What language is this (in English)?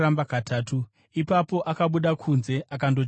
Shona